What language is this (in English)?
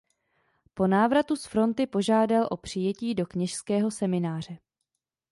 Czech